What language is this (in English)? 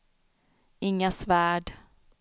Swedish